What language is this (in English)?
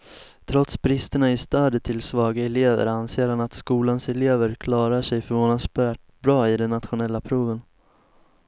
Swedish